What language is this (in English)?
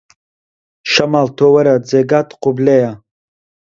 Central Kurdish